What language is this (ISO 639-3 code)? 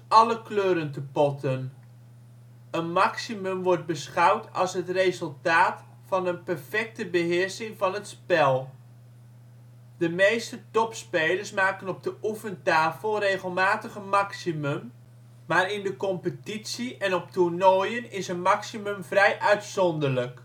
nld